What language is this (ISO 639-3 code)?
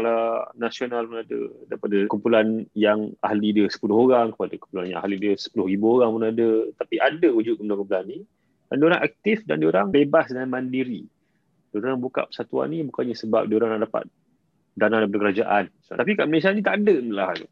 msa